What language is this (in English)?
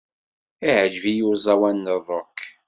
Kabyle